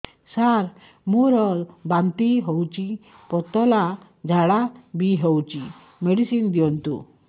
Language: Odia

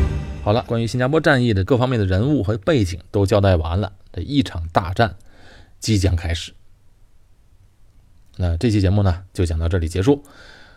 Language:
Chinese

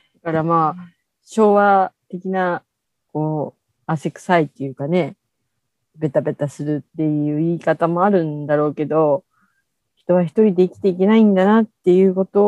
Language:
Japanese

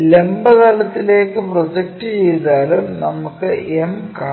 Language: Malayalam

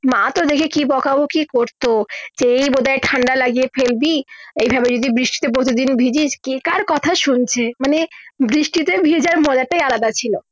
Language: Bangla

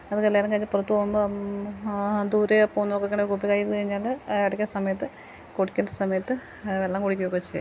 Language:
Malayalam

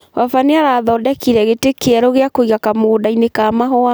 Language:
Kikuyu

